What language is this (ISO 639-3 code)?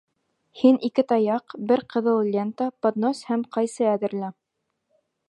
bak